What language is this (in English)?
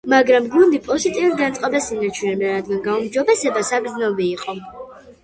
Georgian